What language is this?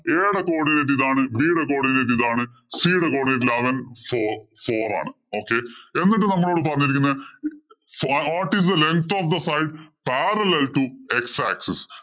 Malayalam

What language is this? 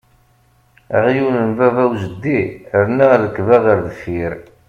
Kabyle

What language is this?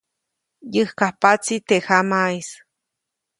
Copainalá Zoque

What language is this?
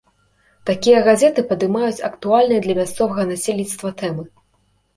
Belarusian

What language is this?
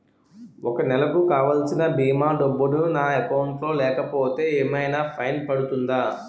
Telugu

